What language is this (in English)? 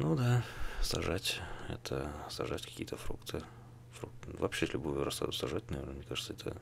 Russian